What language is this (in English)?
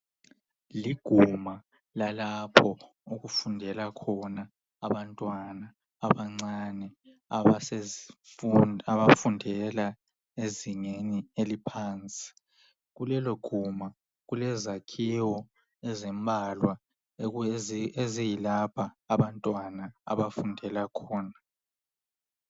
North Ndebele